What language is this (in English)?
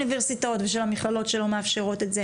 Hebrew